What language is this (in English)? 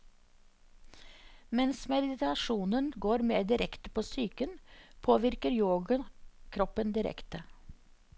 Norwegian